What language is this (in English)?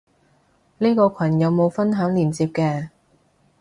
Cantonese